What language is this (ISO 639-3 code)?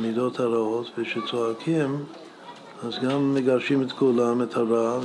heb